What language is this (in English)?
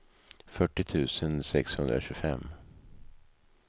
Swedish